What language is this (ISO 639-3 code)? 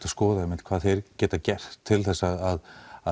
isl